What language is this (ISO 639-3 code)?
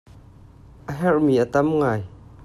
cnh